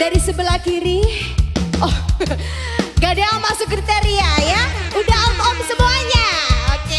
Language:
Indonesian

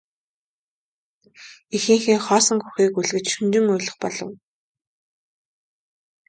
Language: Mongolian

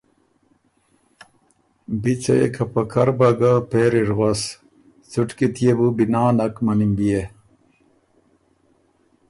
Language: Ormuri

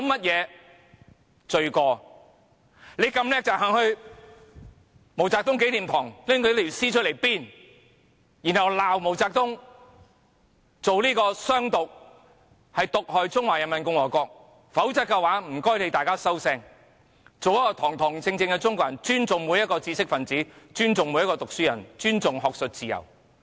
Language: Cantonese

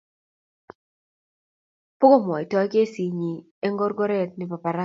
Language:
Kalenjin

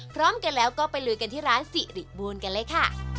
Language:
Thai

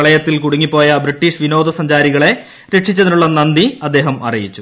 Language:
Malayalam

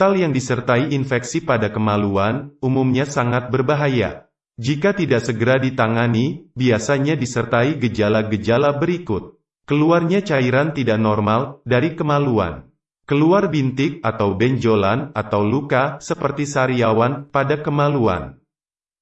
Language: Indonesian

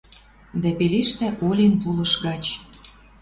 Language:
Western Mari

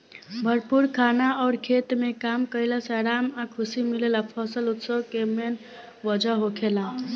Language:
Bhojpuri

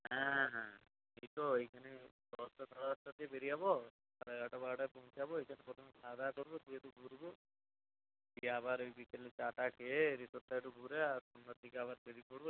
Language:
Bangla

